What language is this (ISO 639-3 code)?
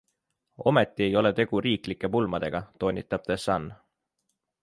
est